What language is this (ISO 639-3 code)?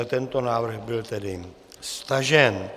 ces